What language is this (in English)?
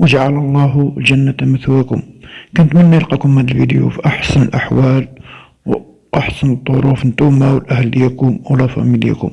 Arabic